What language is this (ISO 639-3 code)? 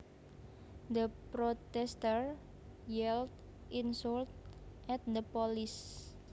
jav